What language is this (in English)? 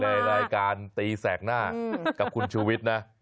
Thai